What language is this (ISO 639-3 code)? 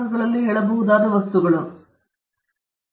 kan